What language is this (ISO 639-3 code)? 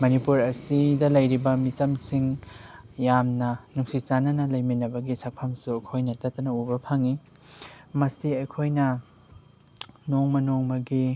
mni